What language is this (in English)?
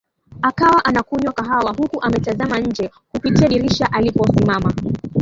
Swahili